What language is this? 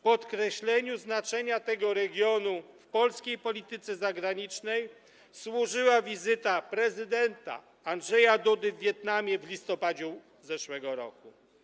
Polish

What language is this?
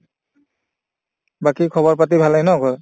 Assamese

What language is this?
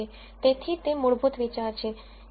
Gujarati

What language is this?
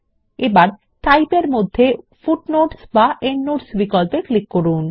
Bangla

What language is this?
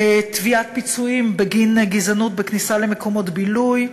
Hebrew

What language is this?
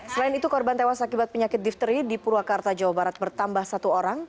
Indonesian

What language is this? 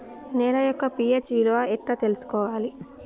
Telugu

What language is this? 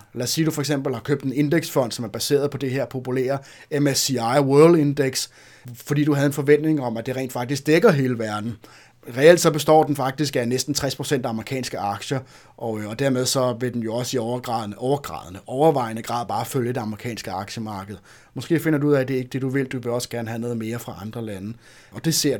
Danish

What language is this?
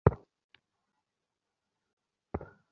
Bangla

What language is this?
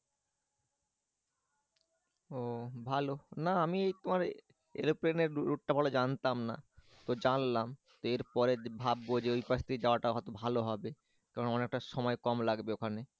Bangla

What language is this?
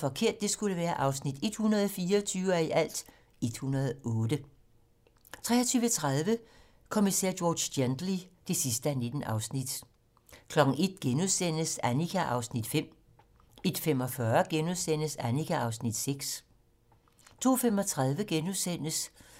Danish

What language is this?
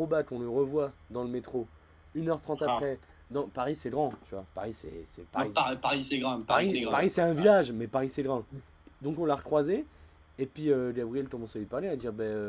French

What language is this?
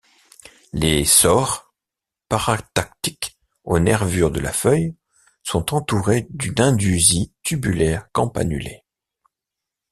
French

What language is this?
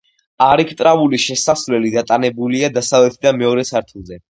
Georgian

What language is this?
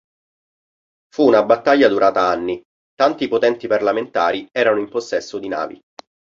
Italian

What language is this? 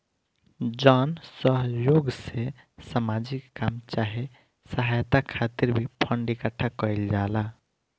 Bhojpuri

